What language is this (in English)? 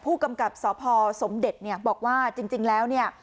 Thai